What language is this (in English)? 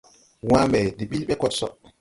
Tupuri